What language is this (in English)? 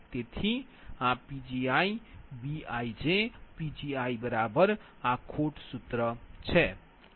Gujarati